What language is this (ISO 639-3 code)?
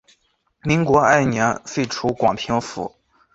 zho